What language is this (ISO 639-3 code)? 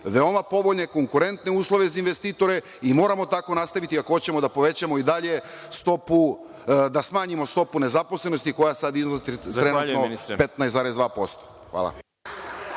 srp